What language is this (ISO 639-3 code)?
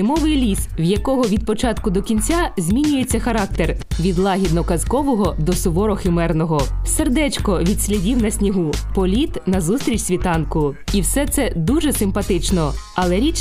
ukr